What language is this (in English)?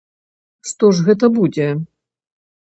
Belarusian